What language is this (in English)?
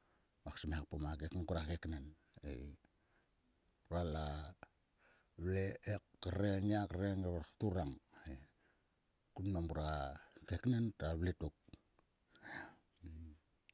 Sulka